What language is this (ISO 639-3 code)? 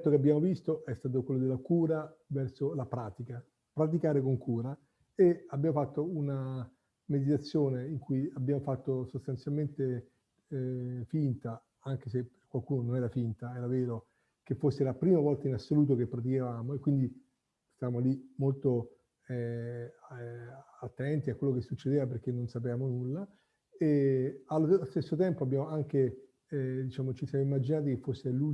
ita